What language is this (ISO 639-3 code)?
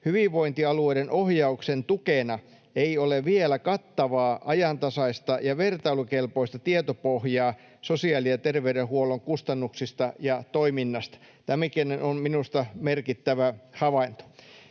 fin